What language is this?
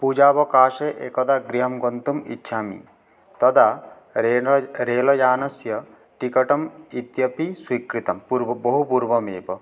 Sanskrit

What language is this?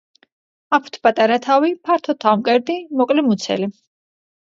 Georgian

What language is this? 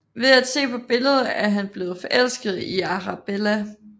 Danish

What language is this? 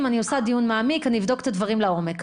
Hebrew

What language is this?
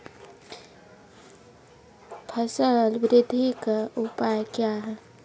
Maithili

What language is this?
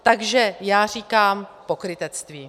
Czech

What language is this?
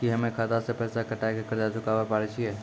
Maithili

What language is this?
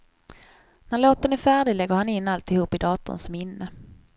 Swedish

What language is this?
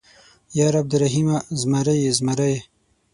Pashto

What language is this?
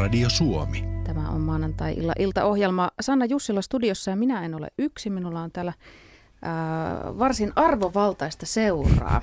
Finnish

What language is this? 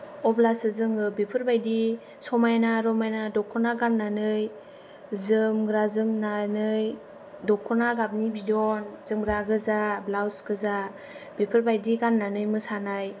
Bodo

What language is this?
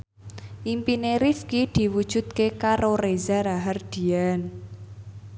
Javanese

